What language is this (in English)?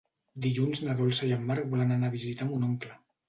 Catalan